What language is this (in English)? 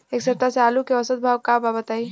Bhojpuri